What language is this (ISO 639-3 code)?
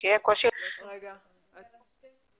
heb